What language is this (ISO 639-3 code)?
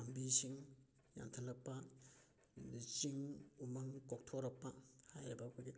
mni